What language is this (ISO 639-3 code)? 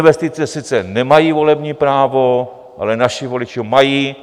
ces